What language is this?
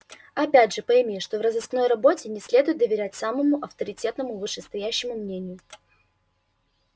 Russian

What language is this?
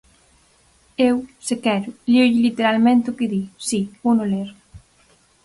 Galician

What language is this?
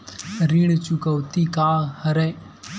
Chhattisgarhi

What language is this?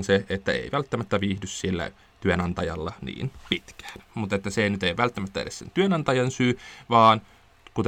Finnish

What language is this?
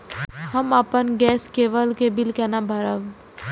Maithili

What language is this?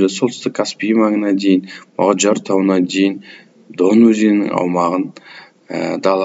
Turkish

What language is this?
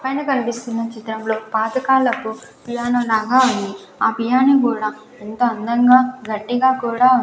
Telugu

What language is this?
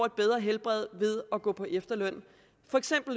Danish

